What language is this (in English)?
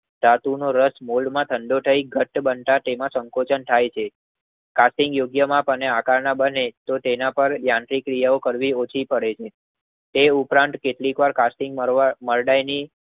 Gujarati